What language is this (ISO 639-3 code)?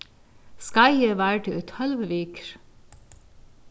fao